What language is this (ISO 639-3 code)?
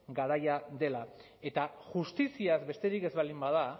eus